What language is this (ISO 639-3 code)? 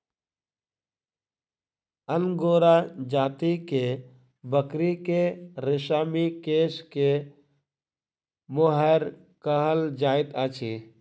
mai